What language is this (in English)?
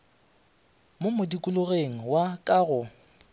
Northern Sotho